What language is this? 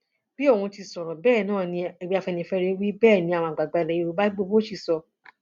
Yoruba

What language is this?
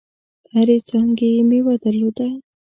Pashto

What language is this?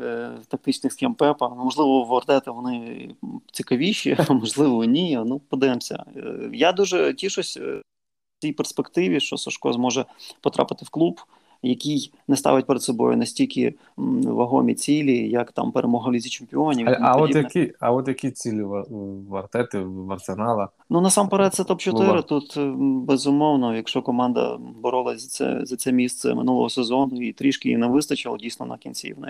Ukrainian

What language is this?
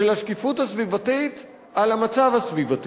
Hebrew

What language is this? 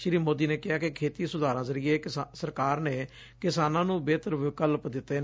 Punjabi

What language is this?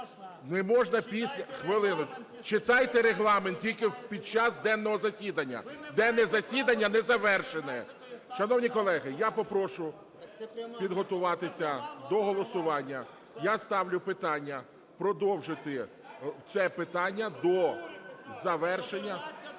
Ukrainian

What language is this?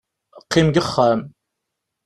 Kabyle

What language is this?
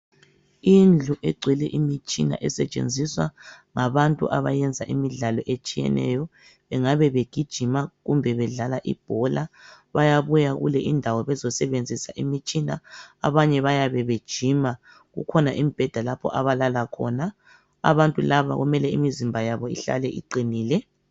North Ndebele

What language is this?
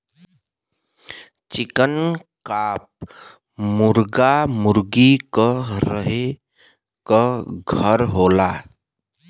Bhojpuri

